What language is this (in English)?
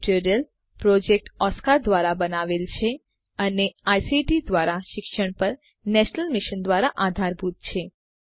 Gujarati